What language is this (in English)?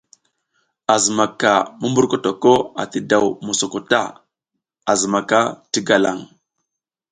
South Giziga